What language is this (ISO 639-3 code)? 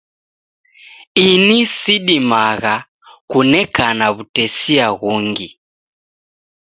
dav